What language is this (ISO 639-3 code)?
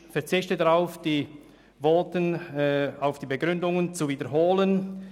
gsw